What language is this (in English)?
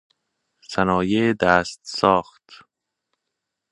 Persian